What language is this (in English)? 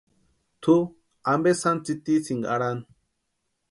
Western Highland Purepecha